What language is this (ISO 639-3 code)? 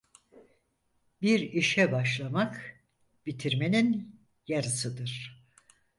tur